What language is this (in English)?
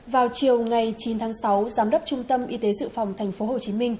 Vietnamese